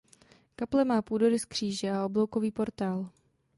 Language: Czech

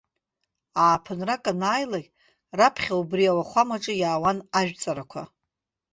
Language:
Abkhazian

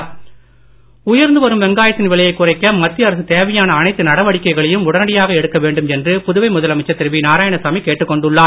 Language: Tamil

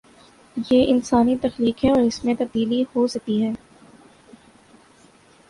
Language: Urdu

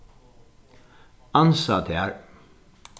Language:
Faroese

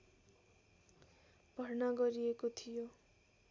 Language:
Nepali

